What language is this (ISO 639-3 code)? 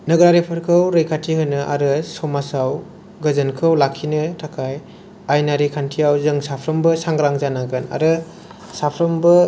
brx